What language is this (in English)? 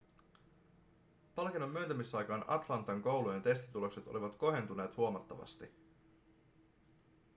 Finnish